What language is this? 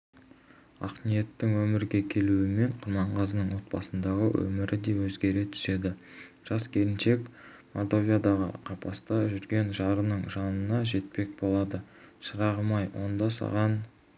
Kazakh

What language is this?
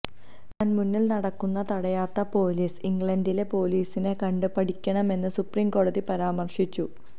Malayalam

